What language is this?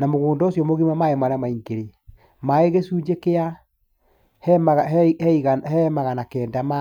Kikuyu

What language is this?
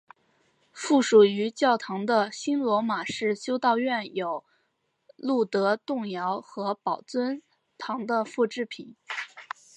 Chinese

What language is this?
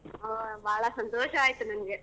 Kannada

